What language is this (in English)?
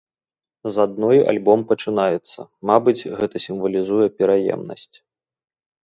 Belarusian